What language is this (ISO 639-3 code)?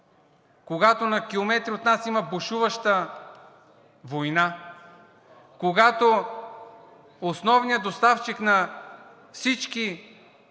bul